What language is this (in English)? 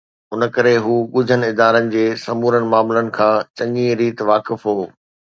Sindhi